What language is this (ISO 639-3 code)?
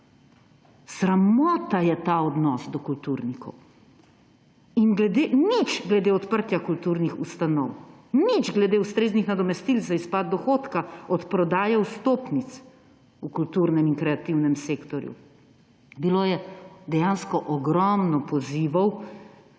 slv